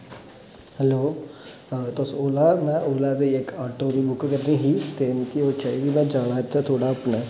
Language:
Dogri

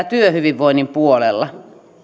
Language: Finnish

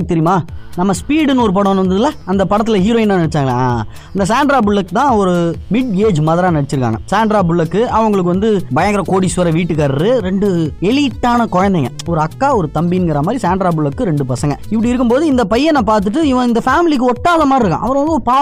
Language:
Tamil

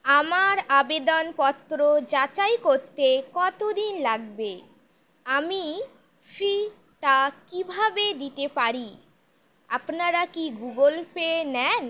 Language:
Bangla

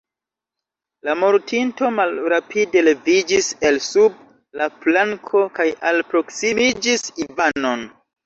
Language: Esperanto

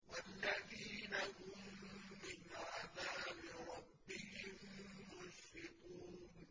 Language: Arabic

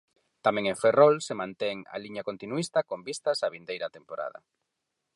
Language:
Galician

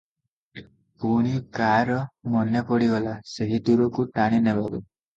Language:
Odia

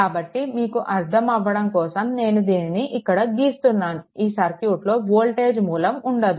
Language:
Telugu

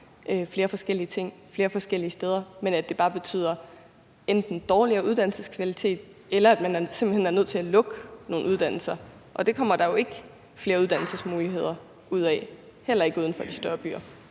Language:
Danish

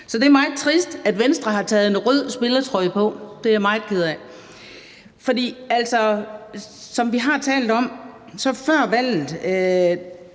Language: Danish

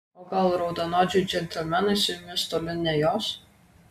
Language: Lithuanian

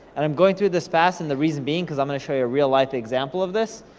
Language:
English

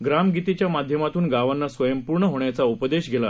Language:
Marathi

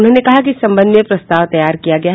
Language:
Hindi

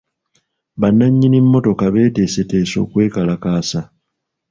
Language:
Ganda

